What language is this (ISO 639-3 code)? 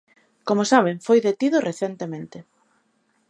glg